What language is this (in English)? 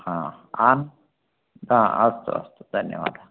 Sanskrit